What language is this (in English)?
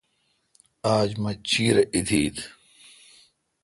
Kalkoti